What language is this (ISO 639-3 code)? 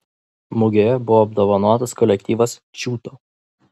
lit